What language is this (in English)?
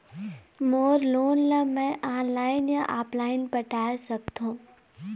Chhattisgarhi